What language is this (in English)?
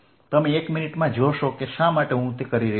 Gujarati